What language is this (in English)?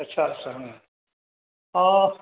Bodo